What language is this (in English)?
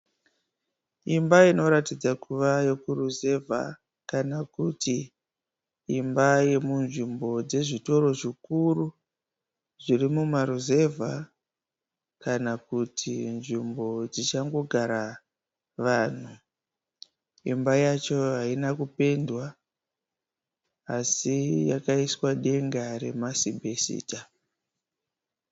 Shona